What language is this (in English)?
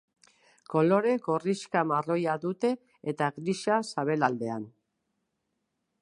Basque